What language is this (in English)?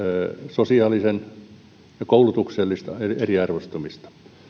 Finnish